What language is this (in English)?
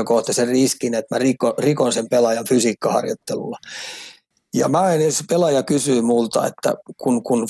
Finnish